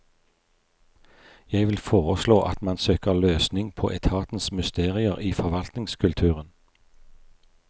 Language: Norwegian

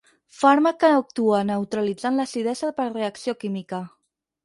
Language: Catalan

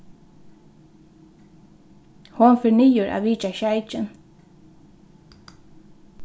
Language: Faroese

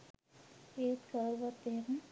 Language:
Sinhala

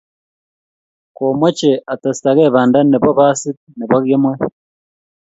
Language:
Kalenjin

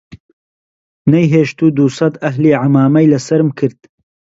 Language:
Central Kurdish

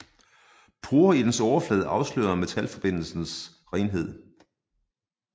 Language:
Danish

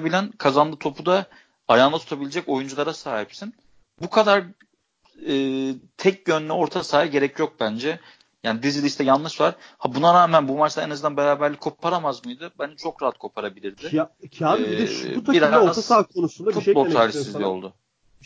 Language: Turkish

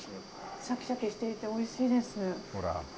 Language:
Japanese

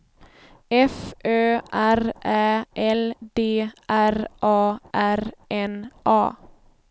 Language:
Swedish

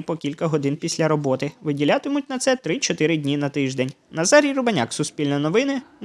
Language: Ukrainian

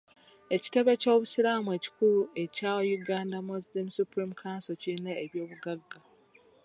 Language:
Ganda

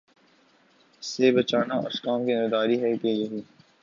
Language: Urdu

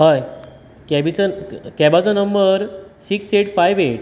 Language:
Konkani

